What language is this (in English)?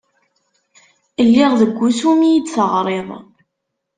Kabyle